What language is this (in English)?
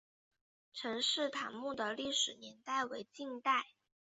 Chinese